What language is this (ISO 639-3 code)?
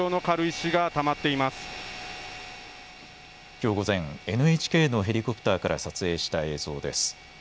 jpn